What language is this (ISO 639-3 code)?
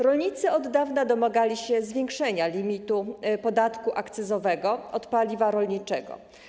pol